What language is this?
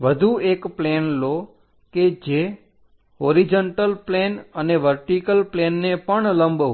Gujarati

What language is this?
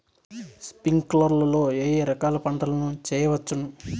Telugu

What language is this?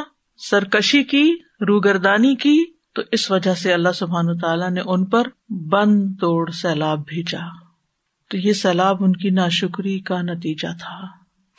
Urdu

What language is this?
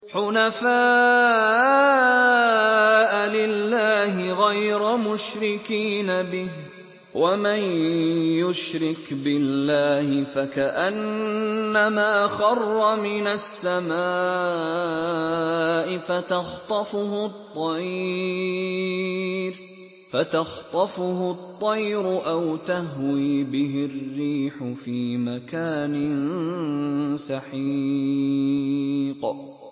Arabic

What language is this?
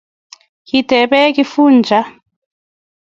Kalenjin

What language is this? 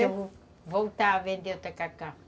Portuguese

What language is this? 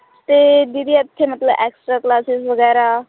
Punjabi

